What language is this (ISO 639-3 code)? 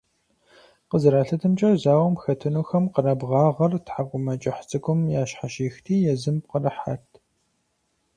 kbd